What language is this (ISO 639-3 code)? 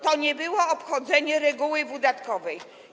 pol